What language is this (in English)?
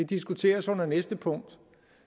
Danish